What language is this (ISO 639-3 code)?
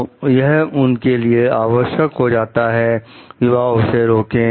hin